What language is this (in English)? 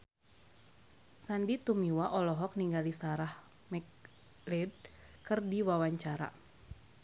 Sundanese